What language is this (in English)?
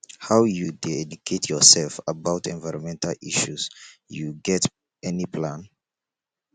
Nigerian Pidgin